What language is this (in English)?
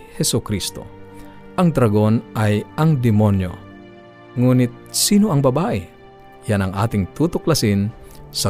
Filipino